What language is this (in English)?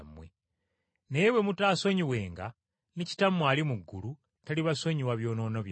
Ganda